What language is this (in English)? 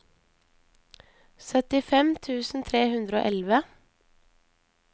Norwegian